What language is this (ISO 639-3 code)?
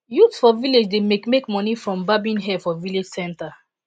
pcm